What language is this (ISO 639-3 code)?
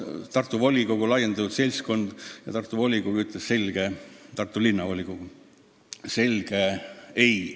est